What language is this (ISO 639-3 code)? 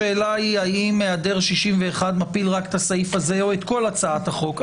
heb